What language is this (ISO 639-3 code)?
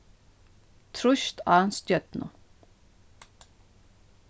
fao